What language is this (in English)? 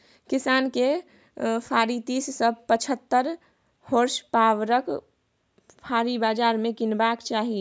Maithili